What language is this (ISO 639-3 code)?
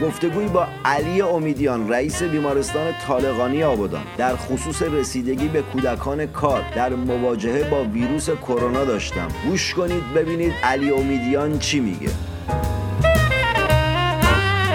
fas